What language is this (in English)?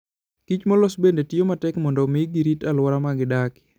Luo (Kenya and Tanzania)